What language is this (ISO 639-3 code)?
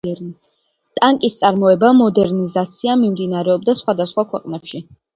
kat